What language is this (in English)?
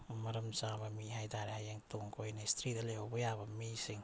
Manipuri